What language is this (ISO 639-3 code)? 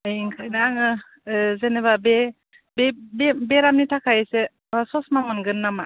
brx